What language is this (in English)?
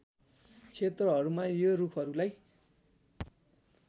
Nepali